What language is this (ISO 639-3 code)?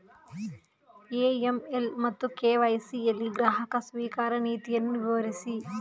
kan